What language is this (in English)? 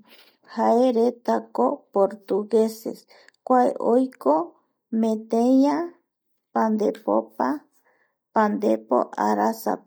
Eastern Bolivian Guaraní